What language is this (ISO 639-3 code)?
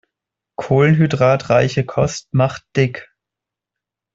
deu